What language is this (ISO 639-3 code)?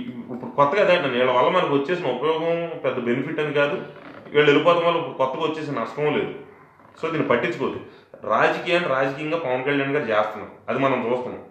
tel